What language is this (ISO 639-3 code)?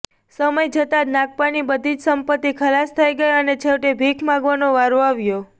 guj